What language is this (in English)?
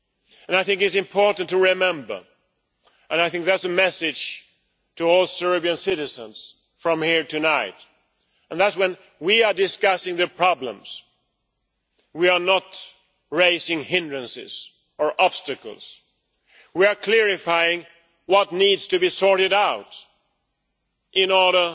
English